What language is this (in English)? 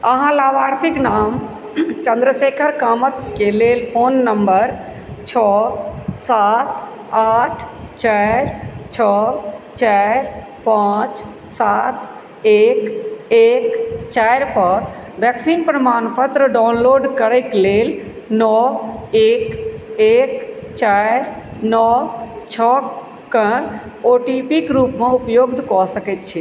Maithili